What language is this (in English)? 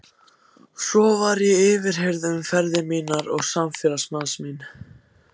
Icelandic